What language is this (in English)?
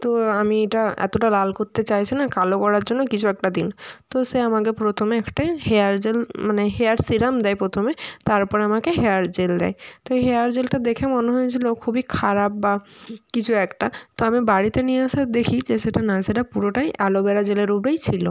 Bangla